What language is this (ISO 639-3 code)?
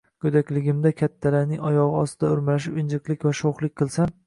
uzb